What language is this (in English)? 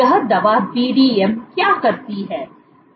Hindi